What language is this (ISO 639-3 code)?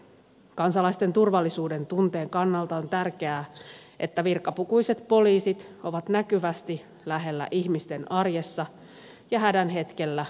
fin